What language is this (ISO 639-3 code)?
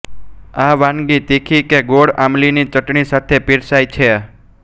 guj